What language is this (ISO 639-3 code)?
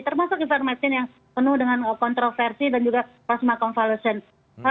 ind